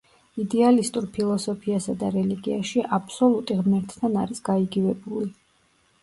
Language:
Georgian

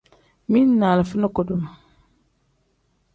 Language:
Tem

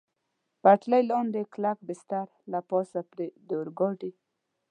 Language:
Pashto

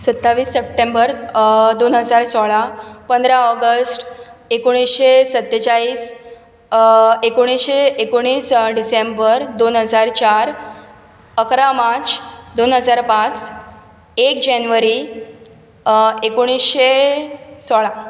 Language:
Konkani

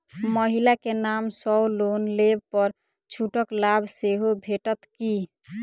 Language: Maithili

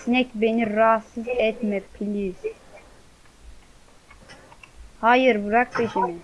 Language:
Turkish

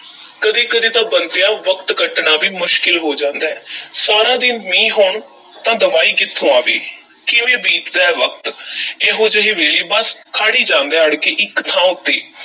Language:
Punjabi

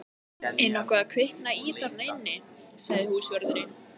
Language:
Icelandic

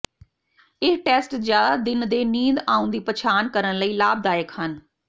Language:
Punjabi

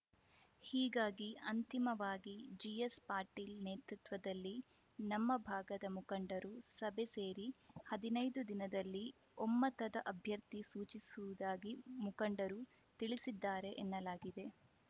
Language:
Kannada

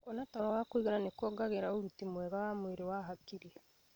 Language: Kikuyu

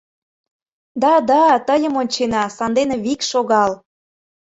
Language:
Mari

